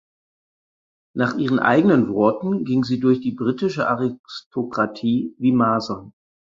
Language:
German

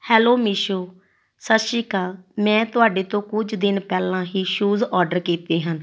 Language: Punjabi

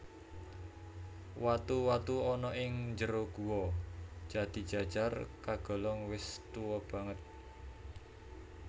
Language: Javanese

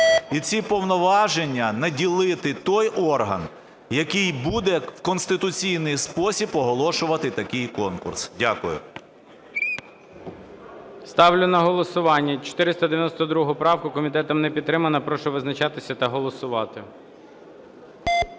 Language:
Ukrainian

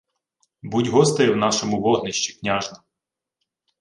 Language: Ukrainian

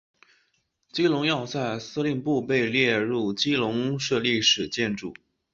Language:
Chinese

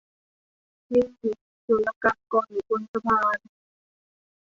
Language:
Thai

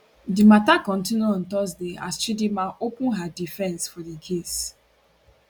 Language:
Nigerian Pidgin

